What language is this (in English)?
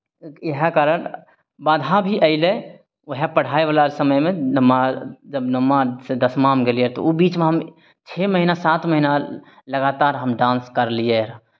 Maithili